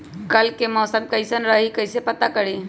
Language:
Magahi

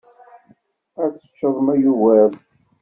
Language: Kabyle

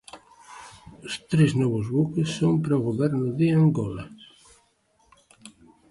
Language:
Galician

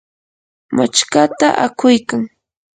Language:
Yanahuanca Pasco Quechua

